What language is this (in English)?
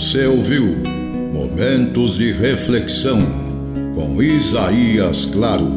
Portuguese